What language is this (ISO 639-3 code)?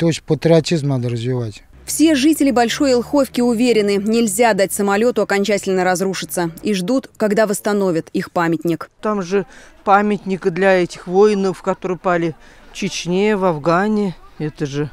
rus